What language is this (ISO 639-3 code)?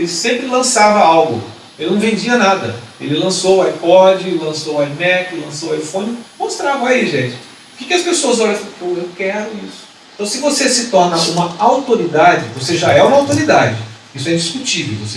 por